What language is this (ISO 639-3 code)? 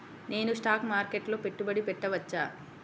tel